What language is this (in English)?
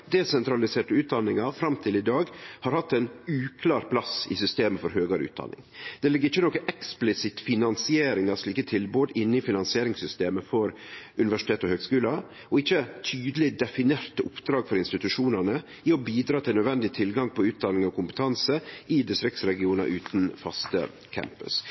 Norwegian Nynorsk